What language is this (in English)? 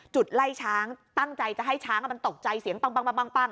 Thai